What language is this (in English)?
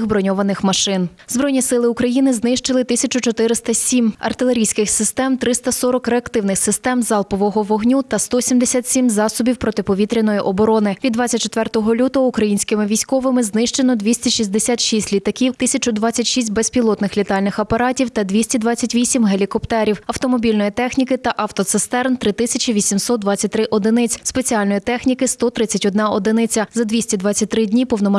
Ukrainian